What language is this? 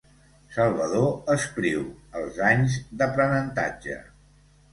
Catalan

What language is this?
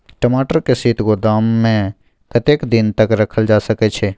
Maithili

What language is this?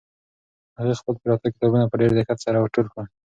Pashto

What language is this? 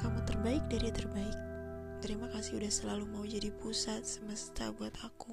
Indonesian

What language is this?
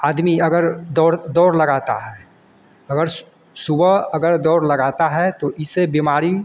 Hindi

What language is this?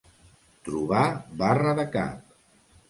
Catalan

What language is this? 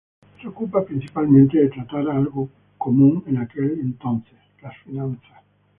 Spanish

